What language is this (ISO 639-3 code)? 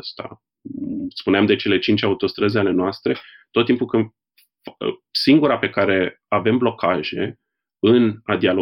ron